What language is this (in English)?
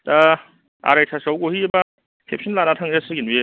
Bodo